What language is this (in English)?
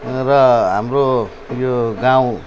Nepali